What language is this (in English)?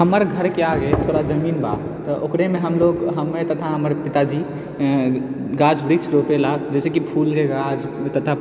Maithili